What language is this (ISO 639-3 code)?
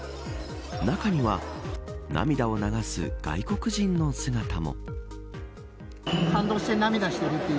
jpn